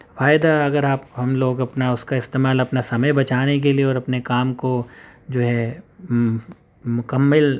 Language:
Urdu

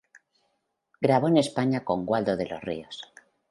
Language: Spanish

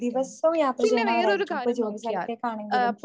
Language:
Malayalam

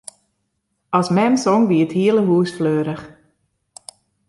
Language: Western Frisian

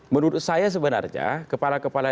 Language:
Indonesian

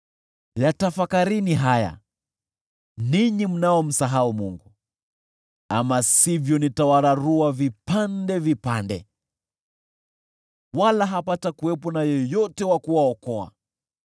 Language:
Swahili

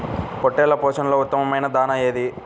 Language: Telugu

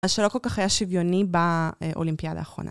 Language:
Hebrew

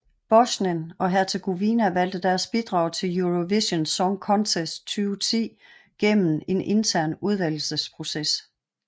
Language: Danish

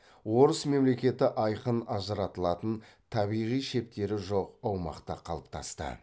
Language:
Kazakh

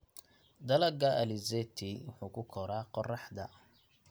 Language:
Somali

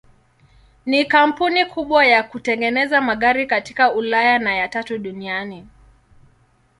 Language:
Swahili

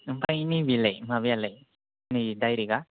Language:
Bodo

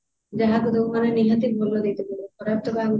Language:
Odia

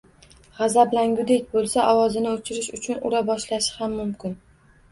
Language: Uzbek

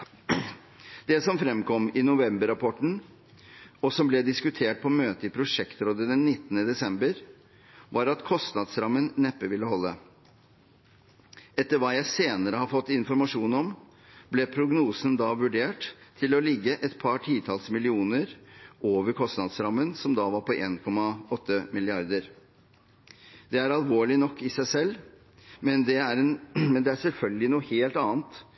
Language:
Norwegian Bokmål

